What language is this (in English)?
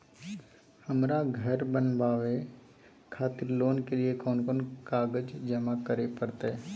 Maithili